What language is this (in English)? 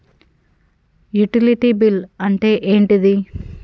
Telugu